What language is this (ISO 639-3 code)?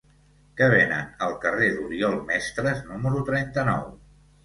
cat